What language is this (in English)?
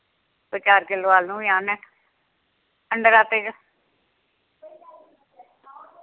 Dogri